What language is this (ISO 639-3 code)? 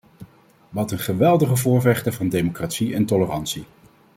nld